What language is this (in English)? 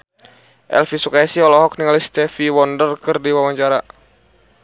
Sundanese